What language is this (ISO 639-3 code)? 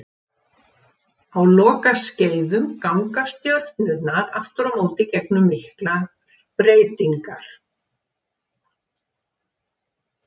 isl